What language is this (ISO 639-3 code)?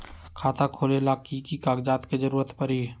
mag